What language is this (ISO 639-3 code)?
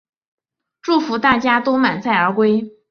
zho